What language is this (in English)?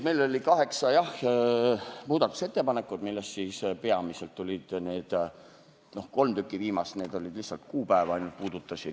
Estonian